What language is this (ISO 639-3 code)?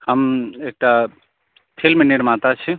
mai